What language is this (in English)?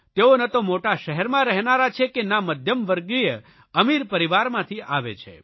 Gujarati